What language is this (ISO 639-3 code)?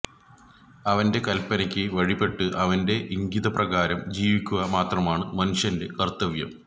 mal